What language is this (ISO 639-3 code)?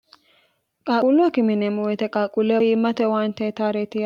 sid